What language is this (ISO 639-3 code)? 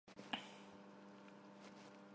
hye